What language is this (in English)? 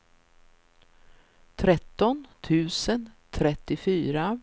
Swedish